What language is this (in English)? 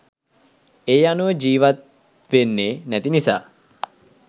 Sinhala